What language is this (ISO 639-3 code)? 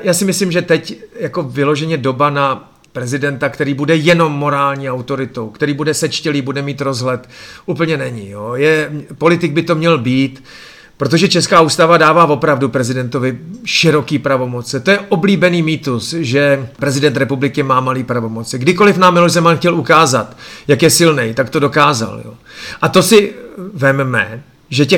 ces